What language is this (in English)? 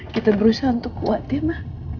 Indonesian